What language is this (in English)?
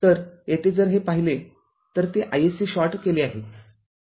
Marathi